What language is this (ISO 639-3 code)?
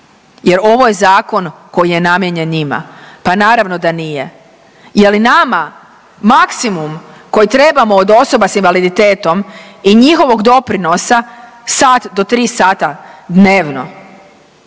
hrv